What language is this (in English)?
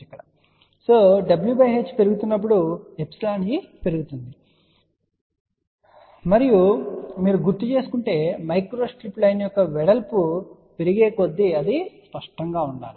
Telugu